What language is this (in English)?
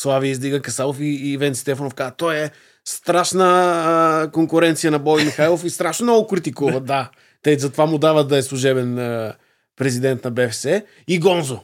Bulgarian